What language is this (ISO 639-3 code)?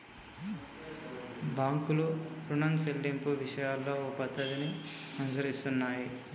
tel